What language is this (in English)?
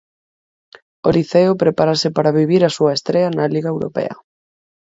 Galician